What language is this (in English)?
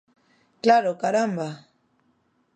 Galician